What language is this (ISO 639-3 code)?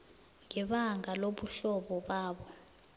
nbl